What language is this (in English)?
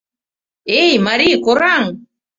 Mari